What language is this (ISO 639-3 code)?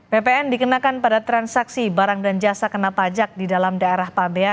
ind